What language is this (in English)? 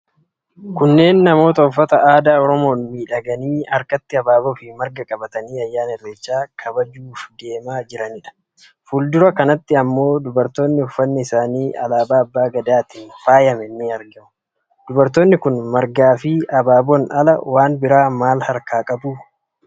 Oromo